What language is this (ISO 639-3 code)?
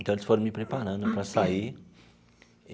por